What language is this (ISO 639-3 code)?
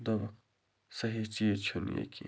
kas